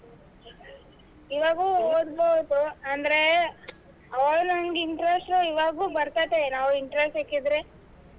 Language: Kannada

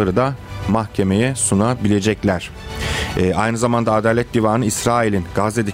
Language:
Turkish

